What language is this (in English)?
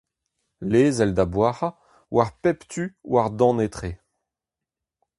Breton